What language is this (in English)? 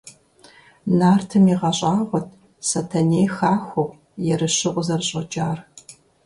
Kabardian